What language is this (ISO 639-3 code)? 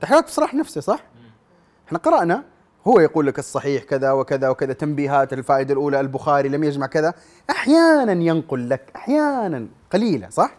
ara